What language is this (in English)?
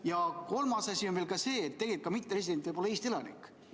Estonian